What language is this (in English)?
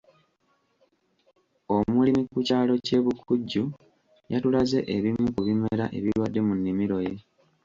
Ganda